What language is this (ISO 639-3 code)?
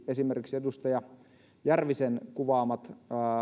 fin